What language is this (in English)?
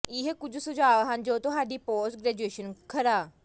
Punjabi